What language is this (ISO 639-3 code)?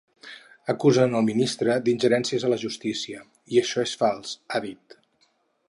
cat